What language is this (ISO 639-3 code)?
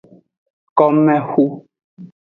ajg